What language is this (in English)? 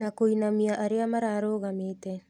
Kikuyu